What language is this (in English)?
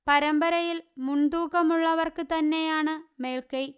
Malayalam